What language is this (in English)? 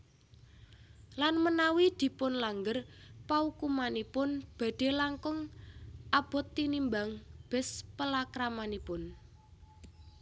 Javanese